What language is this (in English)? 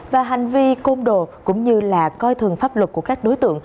Vietnamese